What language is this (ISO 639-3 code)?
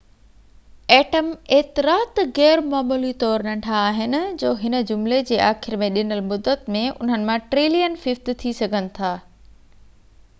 snd